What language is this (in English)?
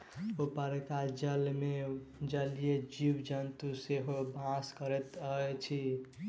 Maithili